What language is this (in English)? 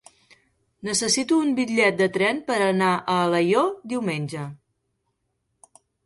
Catalan